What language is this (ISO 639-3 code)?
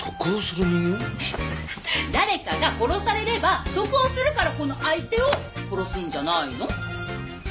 jpn